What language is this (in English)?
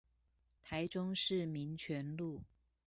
Chinese